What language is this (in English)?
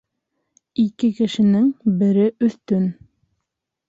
Bashkir